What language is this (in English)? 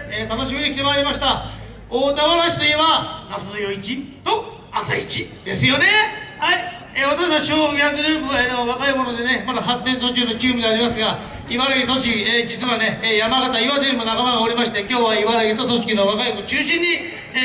Japanese